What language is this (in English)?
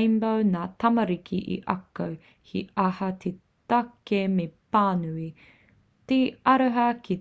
Māori